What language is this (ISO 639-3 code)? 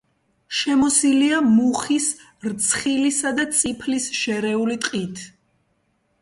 kat